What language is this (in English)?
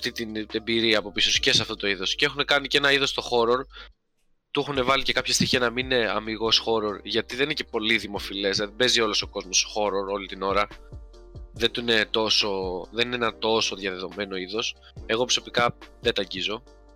Greek